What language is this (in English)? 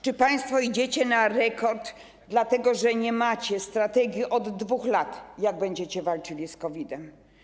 Polish